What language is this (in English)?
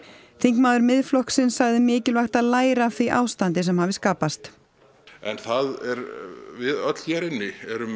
Icelandic